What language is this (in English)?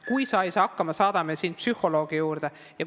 Estonian